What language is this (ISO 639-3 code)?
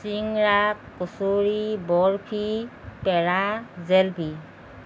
asm